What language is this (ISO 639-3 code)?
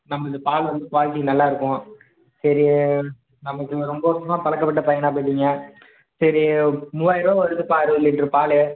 tam